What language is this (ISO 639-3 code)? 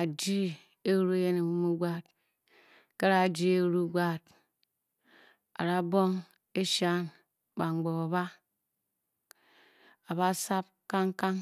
bky